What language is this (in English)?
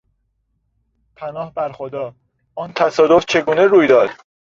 Persian